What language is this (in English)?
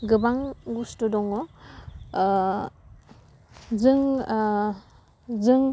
Bodo